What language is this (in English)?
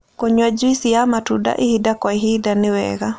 Kikuyu